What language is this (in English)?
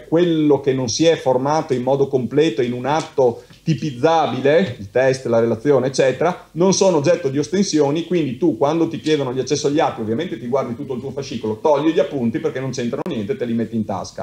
Italian